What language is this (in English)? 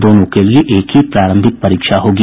Hindi